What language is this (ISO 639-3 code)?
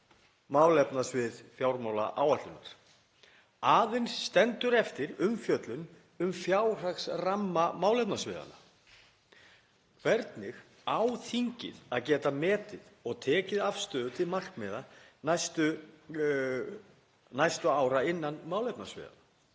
isl